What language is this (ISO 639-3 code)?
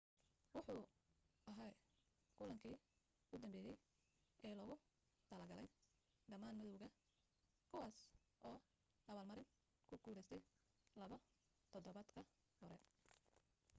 som